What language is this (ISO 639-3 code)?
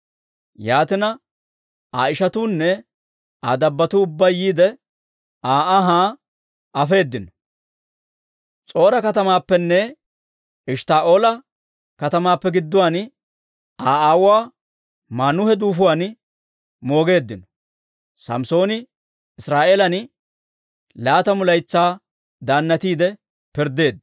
dwr